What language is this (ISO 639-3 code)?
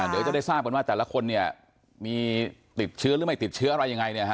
tha